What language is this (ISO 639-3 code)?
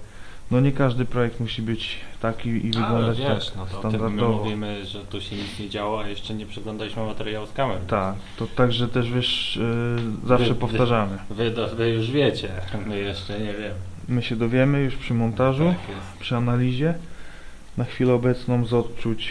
pol